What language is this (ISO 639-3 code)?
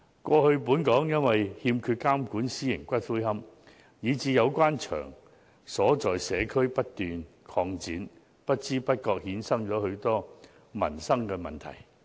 yue